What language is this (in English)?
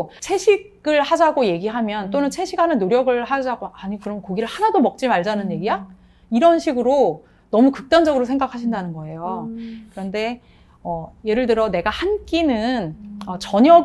Korean